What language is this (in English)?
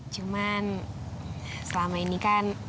Indonesian